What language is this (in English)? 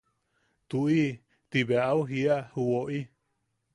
Yaqui